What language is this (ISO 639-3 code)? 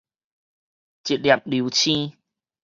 nan